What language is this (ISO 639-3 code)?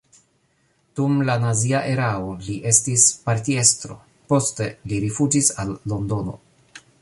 epo